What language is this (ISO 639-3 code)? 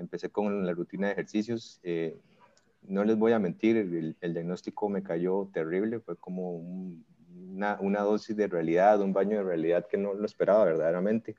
spa